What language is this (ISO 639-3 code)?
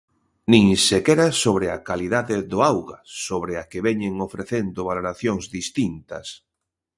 glg